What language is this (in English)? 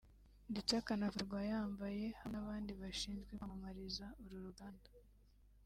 Kinyarwanda